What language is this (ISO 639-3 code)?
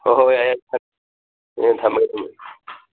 mni